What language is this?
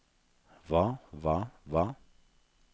Norwegian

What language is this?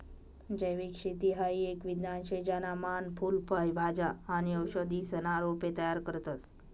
Marathi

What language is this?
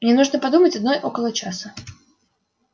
Russian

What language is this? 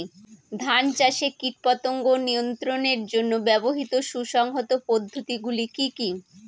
Bangla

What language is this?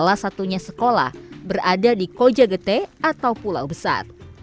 Indonesian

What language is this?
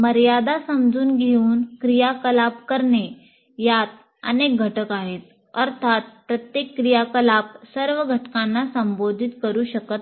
Marathi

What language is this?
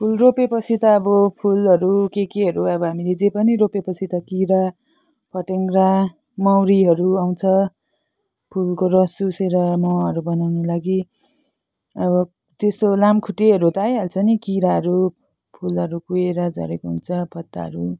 Nepali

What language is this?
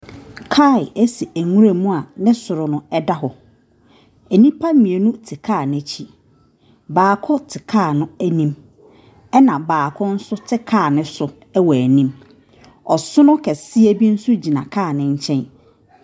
Akan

